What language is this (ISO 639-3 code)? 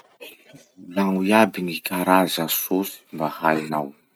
msh